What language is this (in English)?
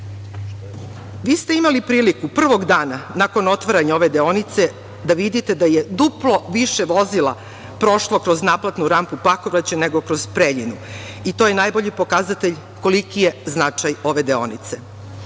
Serbian